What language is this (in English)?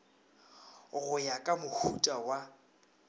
Northern Sotho